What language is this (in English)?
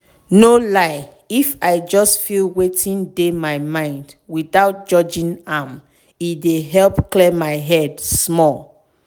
Nigerian Pidgin